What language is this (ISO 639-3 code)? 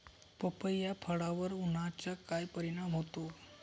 mar